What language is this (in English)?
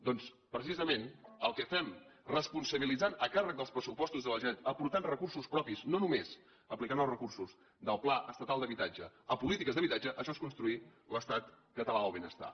Catalan